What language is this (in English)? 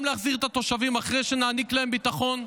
Hebrew